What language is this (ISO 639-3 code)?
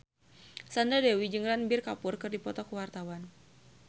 sun